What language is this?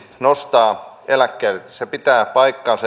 Finnish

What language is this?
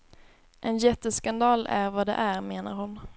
Swedish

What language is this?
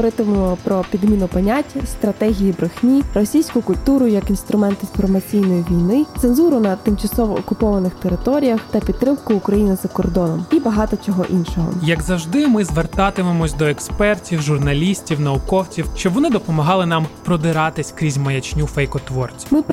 Ukrainian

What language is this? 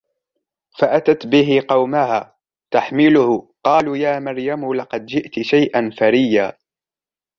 Arabic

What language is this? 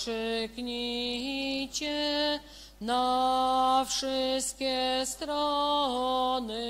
Polish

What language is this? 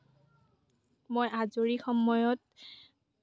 Assamese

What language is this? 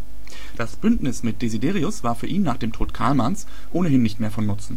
German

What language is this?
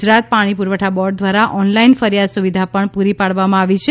Gujarati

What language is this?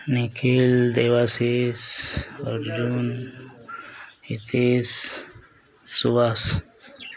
Odia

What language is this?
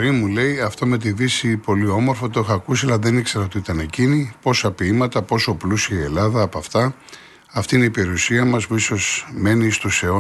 Greek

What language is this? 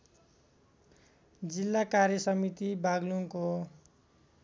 Nepali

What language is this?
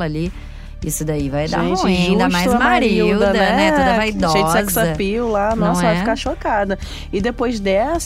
Portuguese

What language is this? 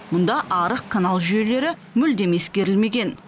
Kazakh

